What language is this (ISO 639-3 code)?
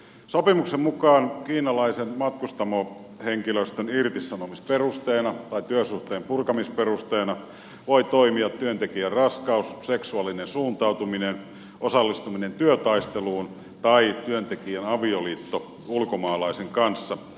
fin